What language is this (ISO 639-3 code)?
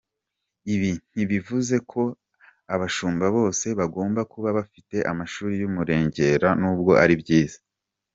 kin